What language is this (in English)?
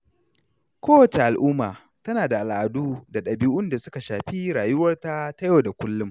Hausa